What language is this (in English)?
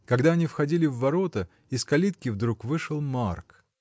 Russian